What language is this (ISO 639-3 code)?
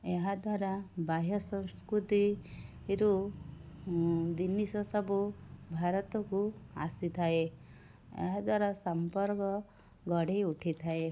ori